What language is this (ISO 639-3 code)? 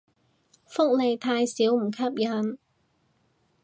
yue